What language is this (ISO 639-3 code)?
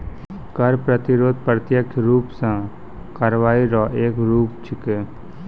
mai